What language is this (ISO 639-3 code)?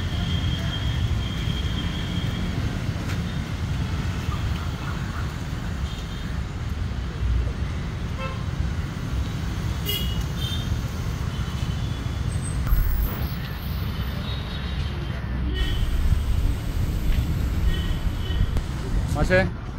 mal